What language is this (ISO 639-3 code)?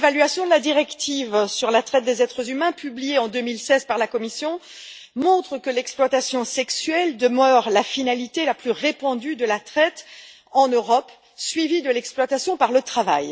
fra